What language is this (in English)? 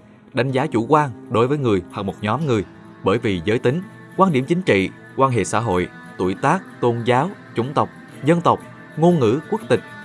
Vietnamese